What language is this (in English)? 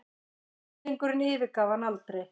Icelandic